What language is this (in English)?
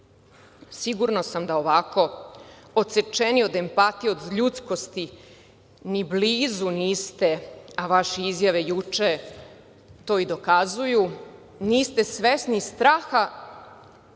Serbian